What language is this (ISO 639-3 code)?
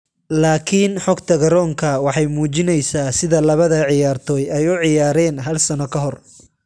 som